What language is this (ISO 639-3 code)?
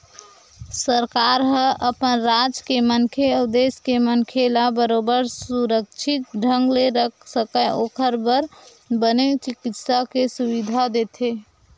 hne